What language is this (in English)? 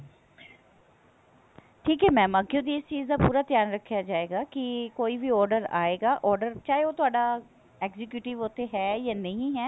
Punjabi